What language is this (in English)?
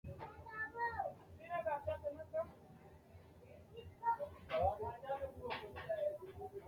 Sidamo